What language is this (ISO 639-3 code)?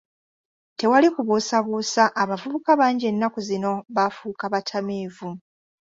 lug